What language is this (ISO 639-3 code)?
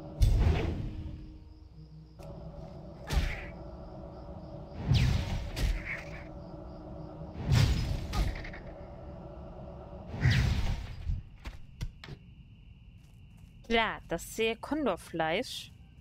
deu